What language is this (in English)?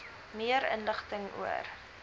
Afrikaans